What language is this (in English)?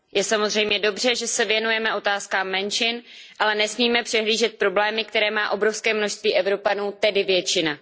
Czech